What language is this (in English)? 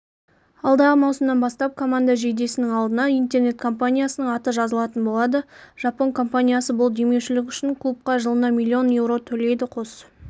Kazakh